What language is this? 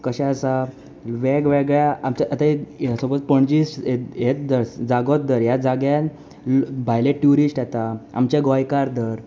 Konkani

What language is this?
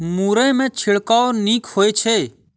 Maithili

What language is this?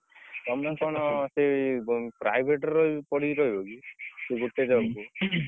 Odia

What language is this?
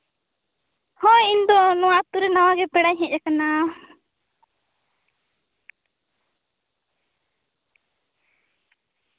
Santali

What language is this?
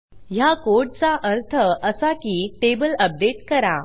Marathi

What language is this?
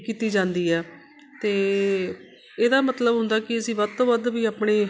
Punjabi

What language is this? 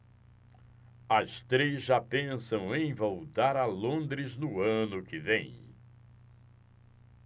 Portuguese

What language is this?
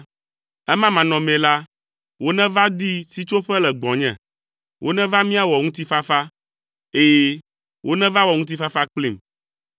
Ewe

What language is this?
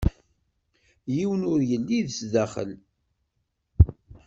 Kabyle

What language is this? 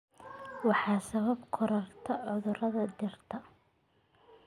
Somali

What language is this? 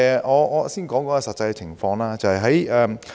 Cantonese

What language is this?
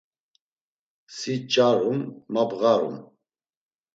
Laz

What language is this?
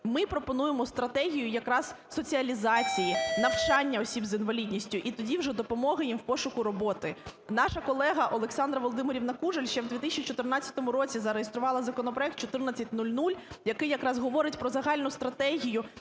Ukrainian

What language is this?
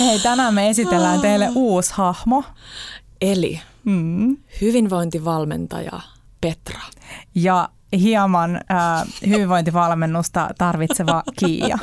Finnish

